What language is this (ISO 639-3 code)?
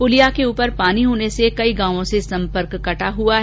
hin